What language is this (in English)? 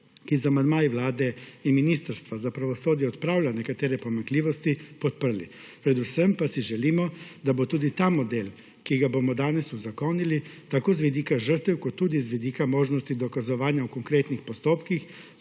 Slovenian